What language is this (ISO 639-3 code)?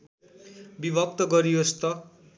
nep